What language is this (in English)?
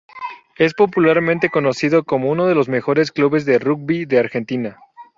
Spanish